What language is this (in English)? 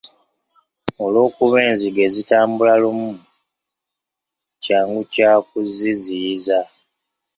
Ganda